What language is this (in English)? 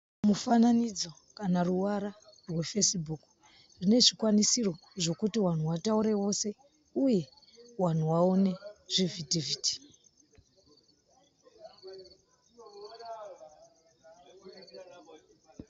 Shona